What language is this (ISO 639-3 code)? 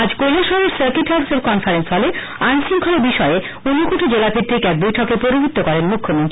ben